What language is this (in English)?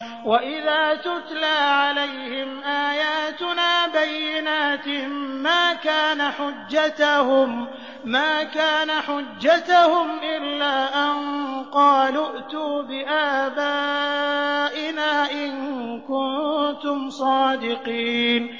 Arabic